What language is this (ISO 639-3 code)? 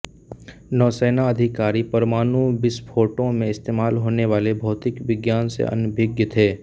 hin